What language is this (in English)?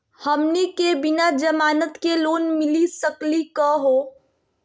Magahi